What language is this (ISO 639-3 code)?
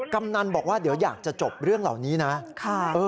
tha